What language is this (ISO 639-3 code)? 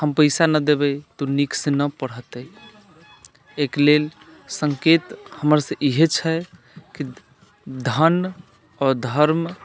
mai